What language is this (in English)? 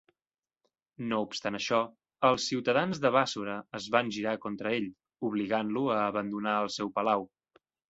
Catalan